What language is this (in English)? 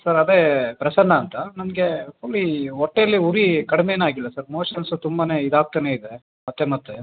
Kannada